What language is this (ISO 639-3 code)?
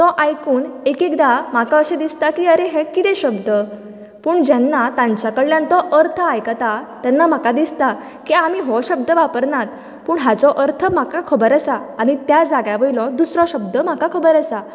kok